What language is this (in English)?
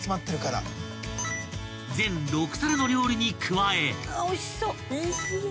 Japanese